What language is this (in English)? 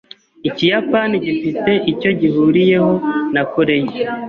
Kinyarwanda